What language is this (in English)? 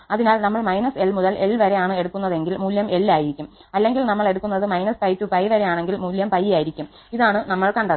Malayalam